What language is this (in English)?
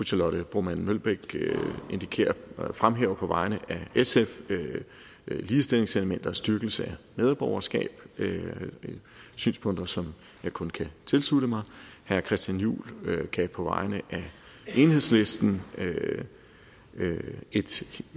Danish